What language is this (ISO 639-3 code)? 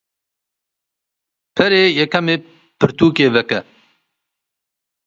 kur